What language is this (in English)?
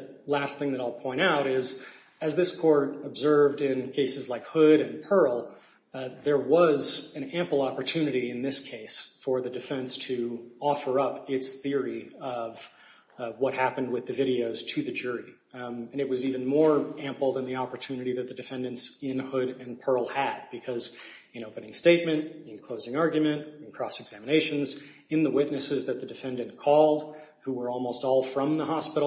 English